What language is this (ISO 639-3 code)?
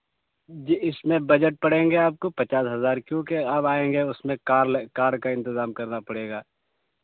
urd